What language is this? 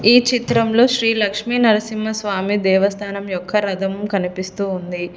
Telugu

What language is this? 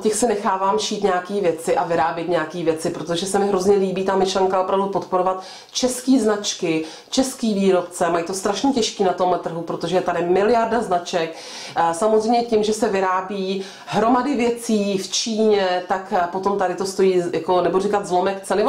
Czech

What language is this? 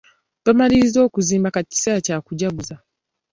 Ganda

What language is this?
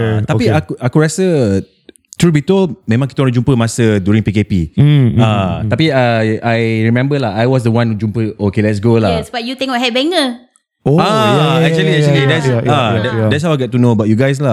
Malay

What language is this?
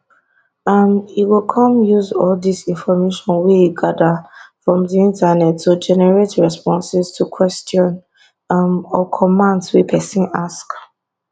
Nigerian Pidgin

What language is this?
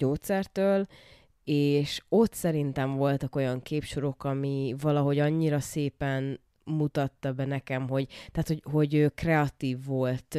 Hungarian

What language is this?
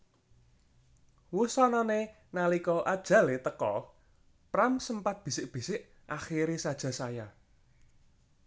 Javanese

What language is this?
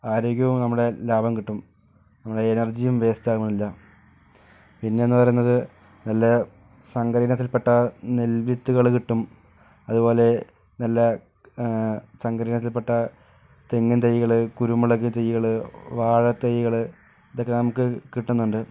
Malayalam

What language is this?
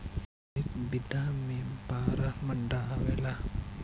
Bhojpuri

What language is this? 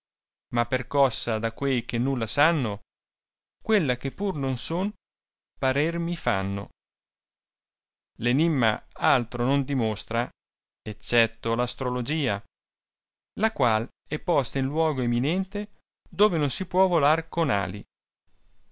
Italian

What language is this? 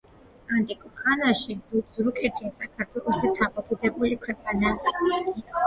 Georgian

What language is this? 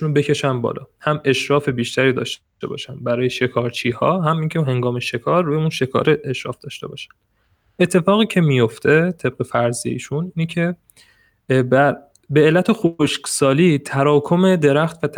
Persian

